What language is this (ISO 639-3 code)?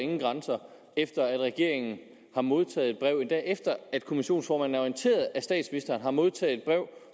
dan